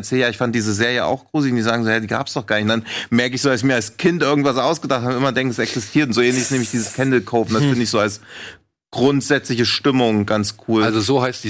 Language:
German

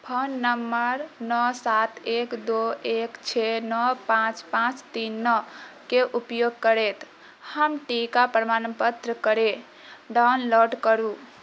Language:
Maithili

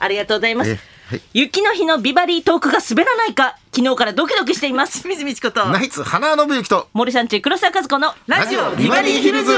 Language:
Japanese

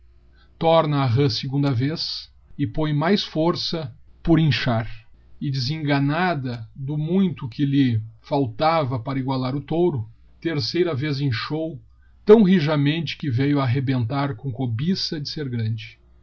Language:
Portuguese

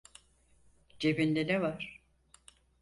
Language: Turkish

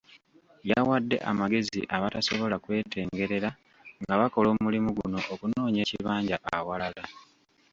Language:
Ganda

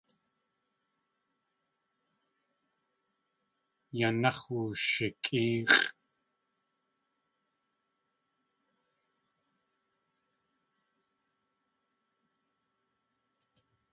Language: Tlingit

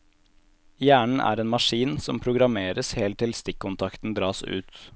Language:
Norwegian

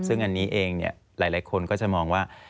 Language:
Thai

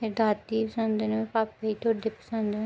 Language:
Dogri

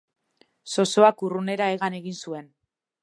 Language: Basque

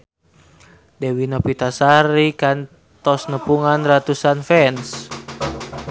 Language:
Sundanese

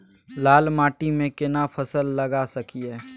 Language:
Maithili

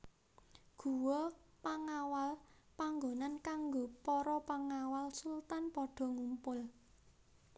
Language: Javanese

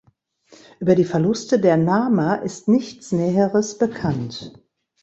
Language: German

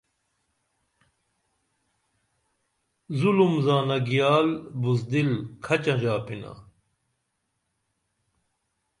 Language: Dameli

